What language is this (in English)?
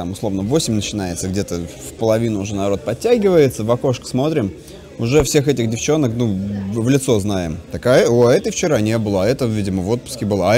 Russian